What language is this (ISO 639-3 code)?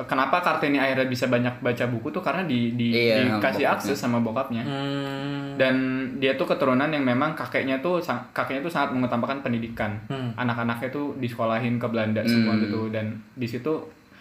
ind